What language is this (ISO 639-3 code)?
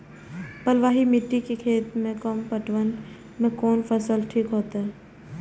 mai